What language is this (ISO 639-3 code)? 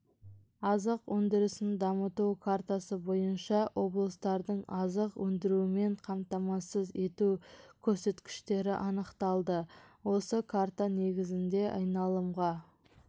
kaz